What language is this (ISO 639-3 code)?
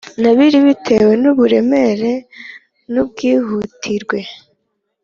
kin